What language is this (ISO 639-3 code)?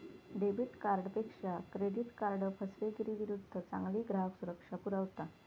mar